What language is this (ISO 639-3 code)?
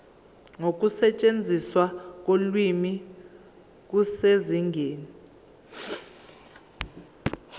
zul